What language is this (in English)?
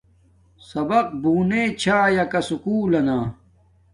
Domaaki